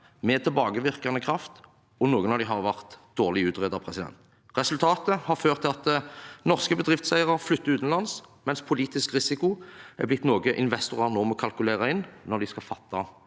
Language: Norwegian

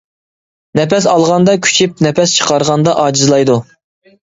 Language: Uyghur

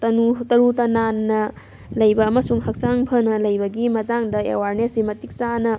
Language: Manipuri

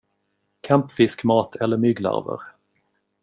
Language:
Swedish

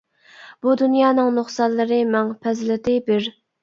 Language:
Uyghur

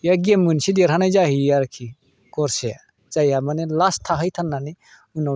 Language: Bodo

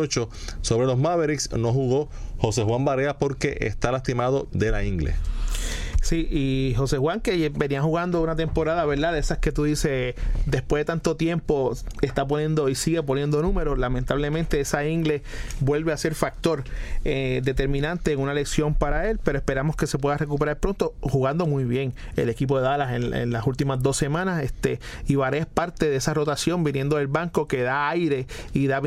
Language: Spanish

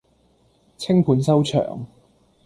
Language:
Cantonese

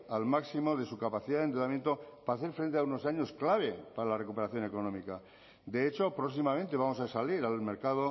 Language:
Spanish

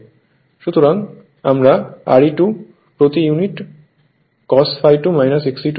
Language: Bangla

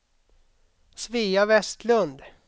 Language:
Swedish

